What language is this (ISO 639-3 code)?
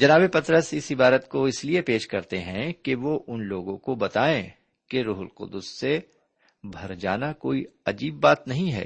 urd